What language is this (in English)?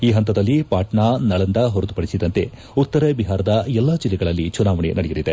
Kannada